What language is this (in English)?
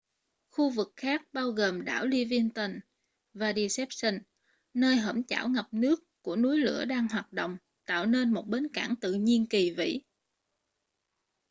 Vietnamese